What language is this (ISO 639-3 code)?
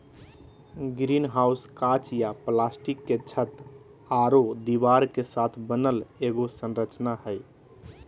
mag